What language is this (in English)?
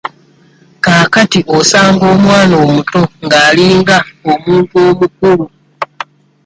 Ganda